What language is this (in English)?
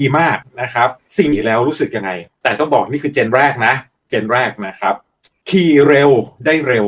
Thai